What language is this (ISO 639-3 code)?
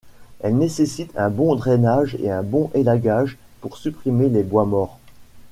fra